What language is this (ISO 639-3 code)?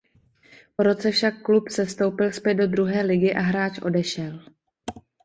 ces